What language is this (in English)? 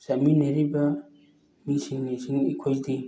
Manipuri